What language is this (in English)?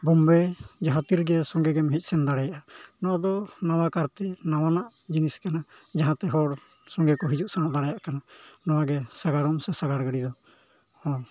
Santali